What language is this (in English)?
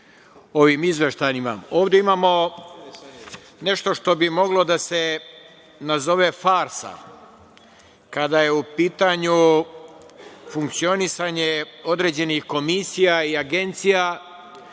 Serbian